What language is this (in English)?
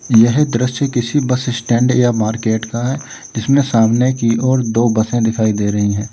Hindi